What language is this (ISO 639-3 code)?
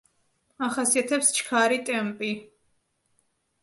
kat